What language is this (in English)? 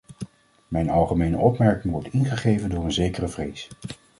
Dutch